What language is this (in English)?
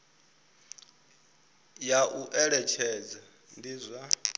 Venda